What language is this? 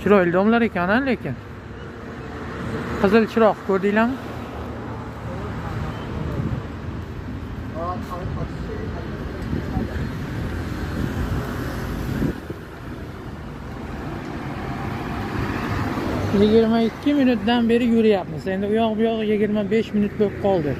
Turkish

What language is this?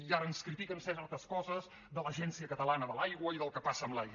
Catalan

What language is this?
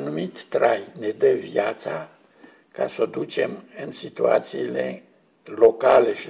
Romanian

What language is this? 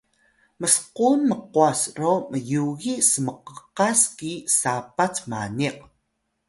Atayal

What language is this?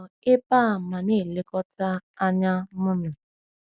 Igbo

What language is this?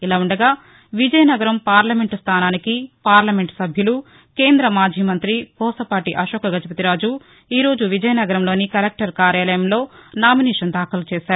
Telugu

